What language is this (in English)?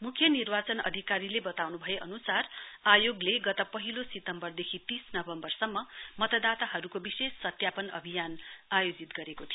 Nepali